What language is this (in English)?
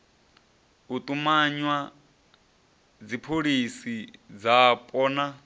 Venda